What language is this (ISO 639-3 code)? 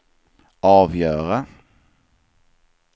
swe